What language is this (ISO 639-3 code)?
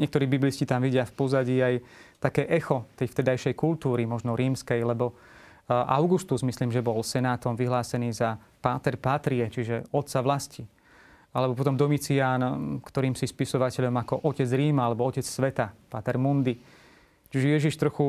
slk